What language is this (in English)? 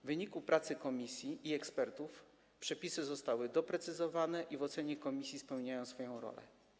Polish